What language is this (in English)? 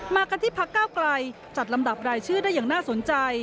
Thai